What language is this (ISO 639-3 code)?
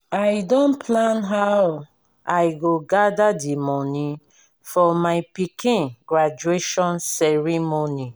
pcm